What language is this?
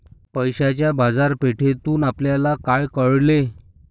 Marathi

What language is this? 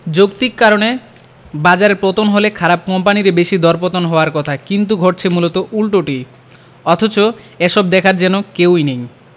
Bangla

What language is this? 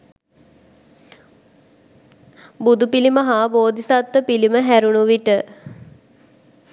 Sinhala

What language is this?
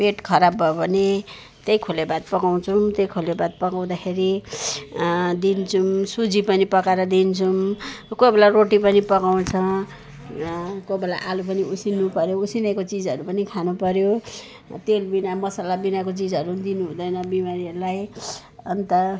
Nepali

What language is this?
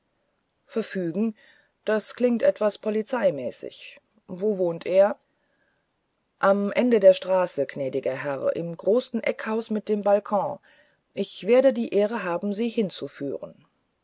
German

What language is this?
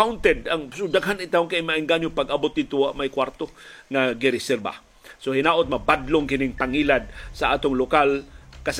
Filipino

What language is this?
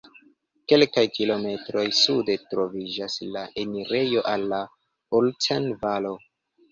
Esperanto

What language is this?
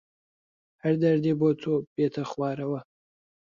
Central Kurdish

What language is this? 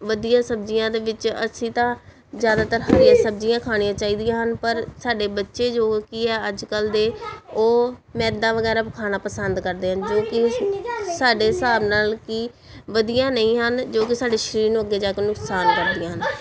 Punjabi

